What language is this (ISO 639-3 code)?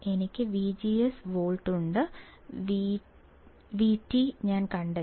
mal